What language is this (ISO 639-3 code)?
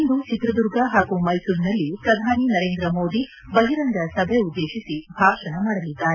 kan